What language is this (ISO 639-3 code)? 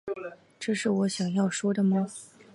zho